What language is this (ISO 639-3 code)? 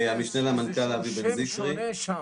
heb